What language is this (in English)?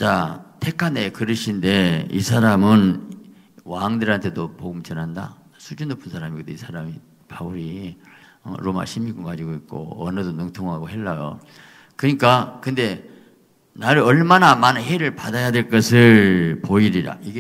Korean